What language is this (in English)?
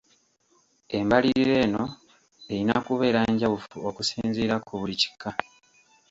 Ganda